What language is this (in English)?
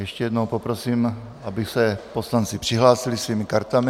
Czech